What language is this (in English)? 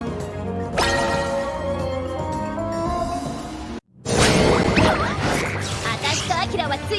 Japanese